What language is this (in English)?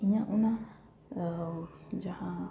Santali